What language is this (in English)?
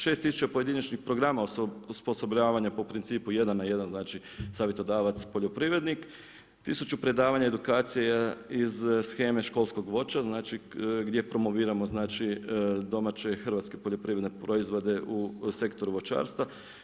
Croatian